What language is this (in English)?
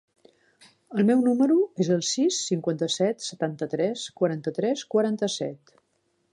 Catalan